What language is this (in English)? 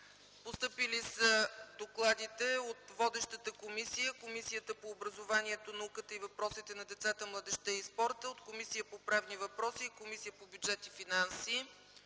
Bulgarian